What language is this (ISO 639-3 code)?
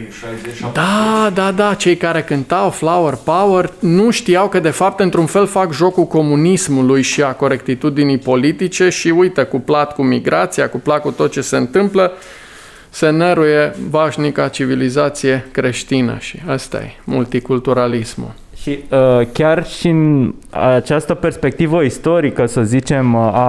ron